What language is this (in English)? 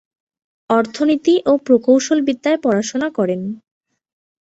Bangla